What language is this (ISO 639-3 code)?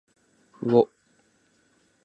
jpn